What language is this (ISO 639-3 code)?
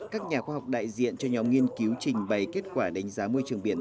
vie